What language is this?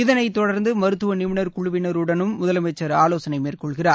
Tamil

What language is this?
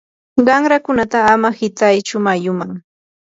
Yanahuanca Pasco Quechua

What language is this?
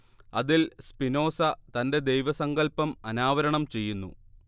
Malayalam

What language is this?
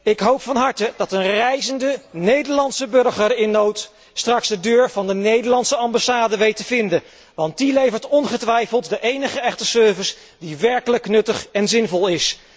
Dutch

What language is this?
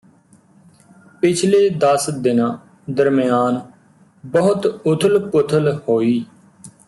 Punjabi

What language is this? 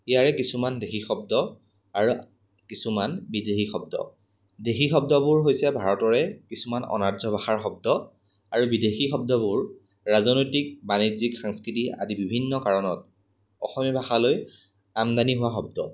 Assamese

